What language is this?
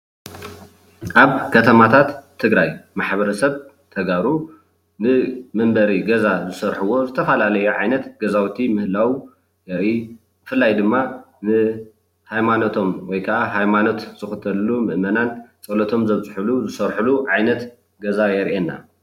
Tigrinya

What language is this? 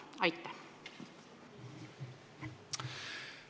Estonian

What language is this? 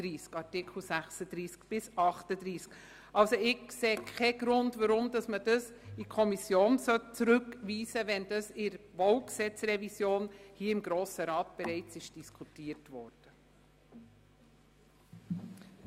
Swiss German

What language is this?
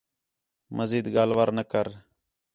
Khetrani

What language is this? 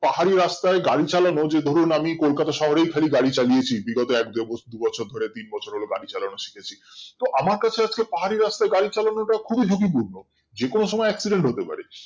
Bangla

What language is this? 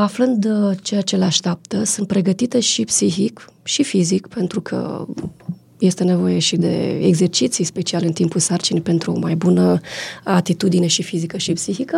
Romanian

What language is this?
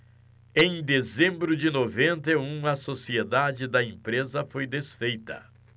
Portuguese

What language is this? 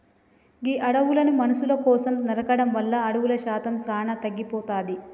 Telugu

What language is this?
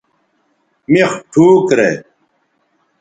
Bateri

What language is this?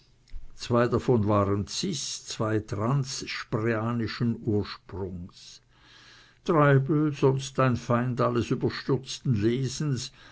German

